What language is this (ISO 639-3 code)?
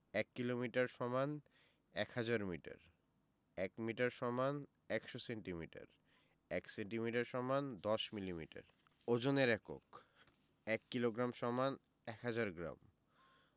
ben